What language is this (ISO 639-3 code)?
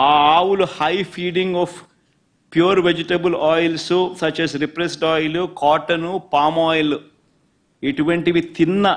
tel